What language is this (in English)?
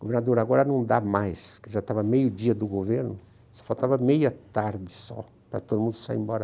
Portuguese